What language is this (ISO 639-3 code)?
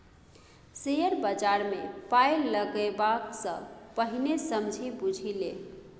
mai